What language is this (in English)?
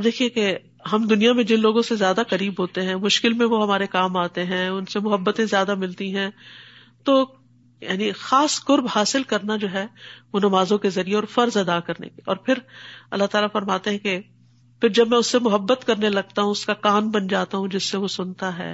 Urdu